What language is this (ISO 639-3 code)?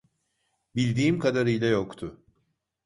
tur